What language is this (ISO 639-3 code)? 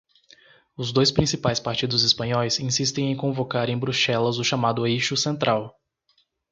por